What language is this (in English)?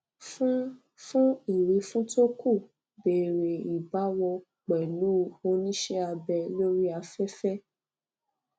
Yoruba